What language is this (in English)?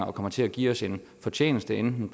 Danish